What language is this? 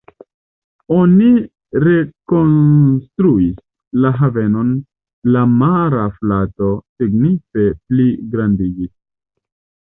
Esperanto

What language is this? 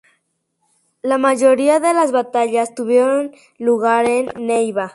Spanish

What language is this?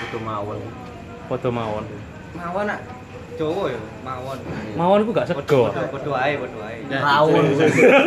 Indonesian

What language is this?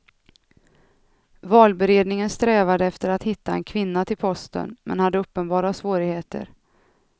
Swedish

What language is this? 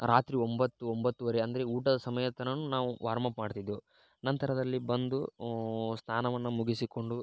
Kannada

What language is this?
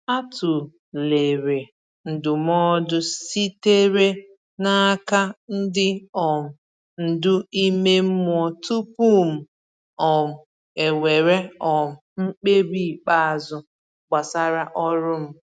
Igbo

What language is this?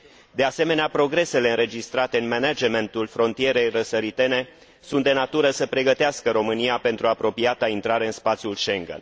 Romanian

